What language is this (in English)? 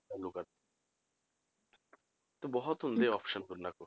Punjabi